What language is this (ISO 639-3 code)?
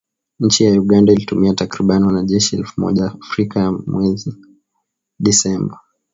swa